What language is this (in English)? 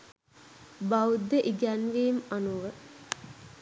Sinhala